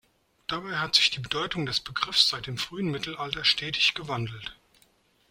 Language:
German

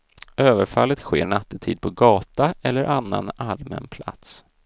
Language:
Swedish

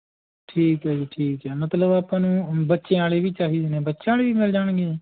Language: Punjabi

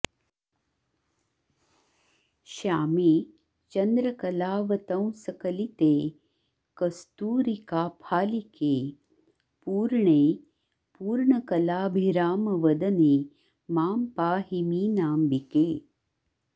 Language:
Sanskrit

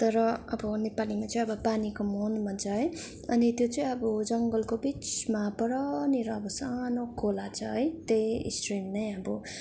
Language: Nepali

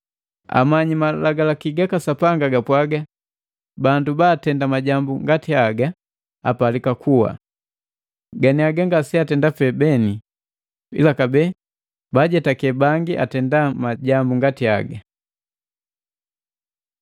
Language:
Matengo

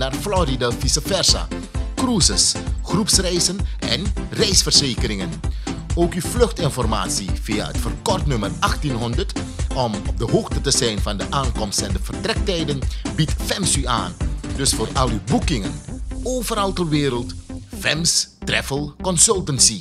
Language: Dutch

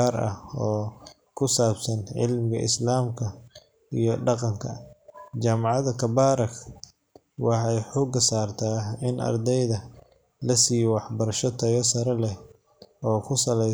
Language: Somali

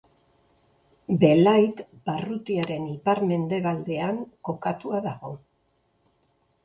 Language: Basque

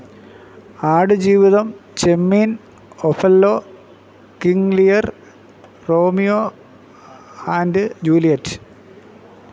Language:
Malayalam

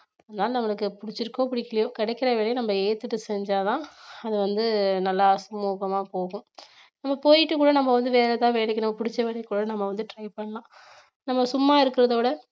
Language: Tamil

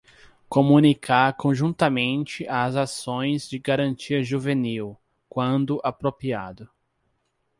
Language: Portuguese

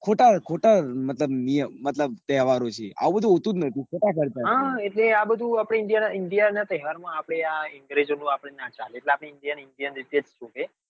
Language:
Gujarati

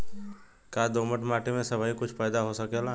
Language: Bhojpuri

